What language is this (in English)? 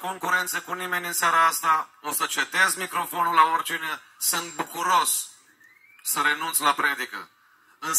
Romanian